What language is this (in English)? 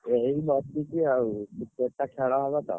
Odia